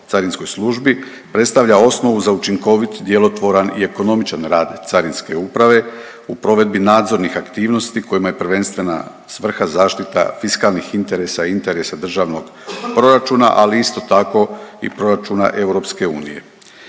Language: Croatian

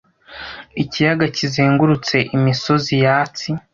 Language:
Kinyarwanda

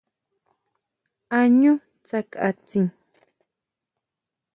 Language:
Huautla Mazatec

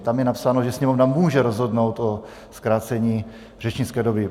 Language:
Czech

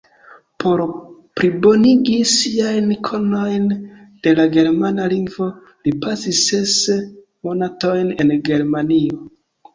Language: Esperanto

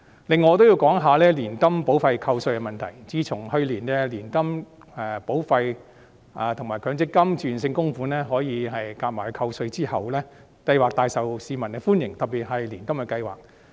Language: Cantonese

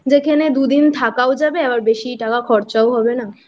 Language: Bangla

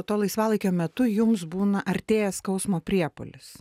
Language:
Lithuanian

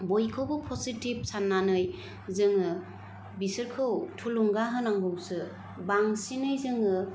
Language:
Bodo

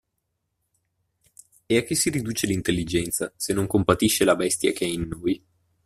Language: Italian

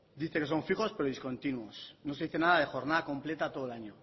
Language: Spanish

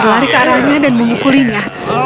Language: Indonesian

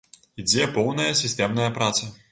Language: Belarusian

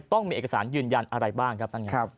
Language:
Thai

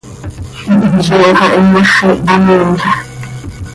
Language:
Seri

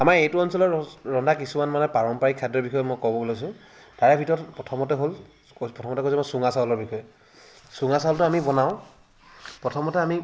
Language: Assamese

